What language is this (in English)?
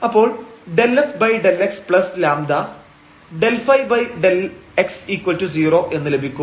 Malayalam